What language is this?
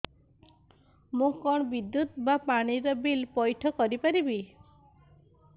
Odia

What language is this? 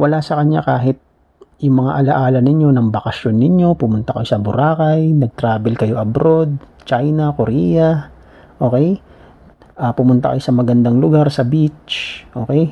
Filipino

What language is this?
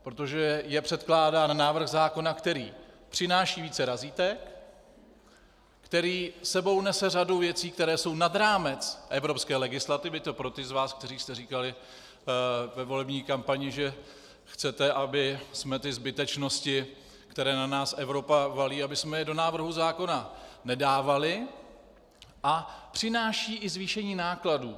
Czech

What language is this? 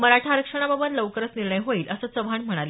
Marathi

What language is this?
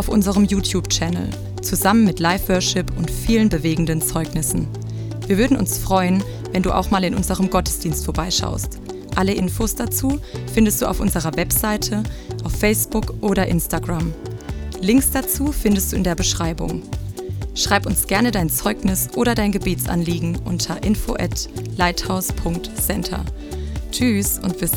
German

